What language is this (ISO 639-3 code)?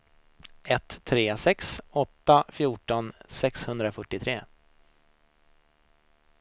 swe